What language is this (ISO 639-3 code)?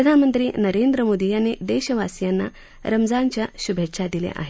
mar